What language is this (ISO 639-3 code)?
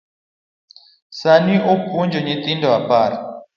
luo